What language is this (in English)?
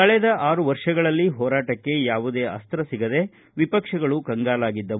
Kannada